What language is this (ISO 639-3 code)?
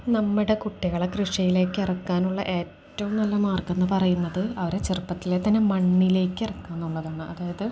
mal